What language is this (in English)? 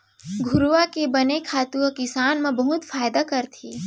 Chhattisgarhi